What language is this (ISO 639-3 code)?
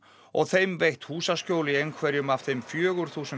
isl